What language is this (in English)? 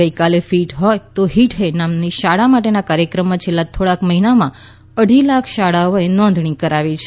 Gujarati